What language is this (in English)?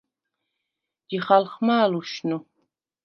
Svan